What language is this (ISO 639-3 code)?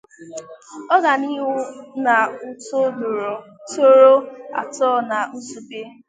ibo